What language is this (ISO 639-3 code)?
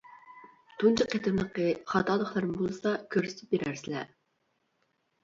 uig